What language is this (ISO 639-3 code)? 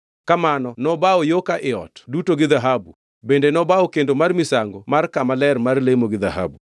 luo